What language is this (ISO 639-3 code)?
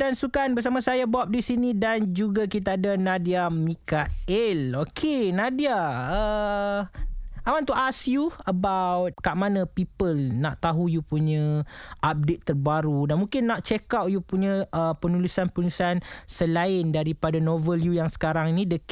msa